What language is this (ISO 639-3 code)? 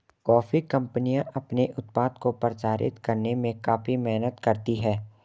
hin